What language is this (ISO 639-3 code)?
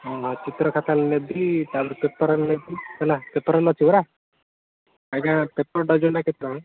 ori